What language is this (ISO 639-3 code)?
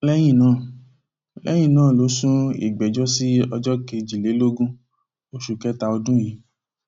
yor